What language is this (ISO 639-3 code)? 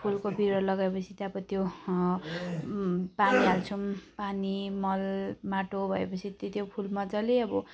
nep